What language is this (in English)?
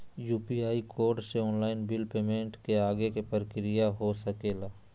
Magahi